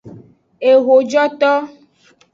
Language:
Aja (Benin)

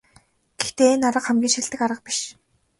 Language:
Mongolian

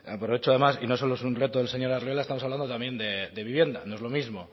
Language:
Spanish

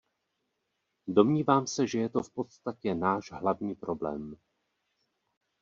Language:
Czech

